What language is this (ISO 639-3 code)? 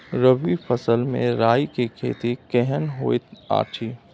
mai